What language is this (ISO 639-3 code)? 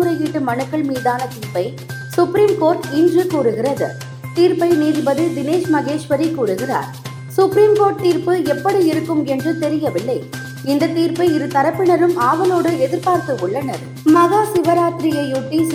tam